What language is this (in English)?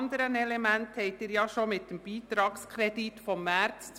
Swiss German